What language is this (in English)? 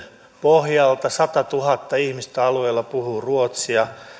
Finnish